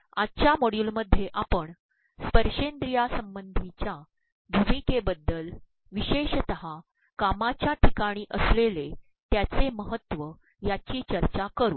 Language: Marathi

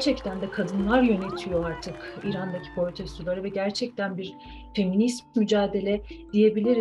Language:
Turkish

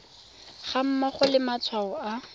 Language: Tswana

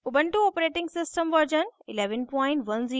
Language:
Hindi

